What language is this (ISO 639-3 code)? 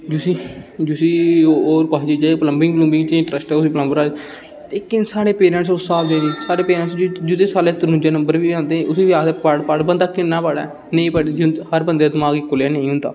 doi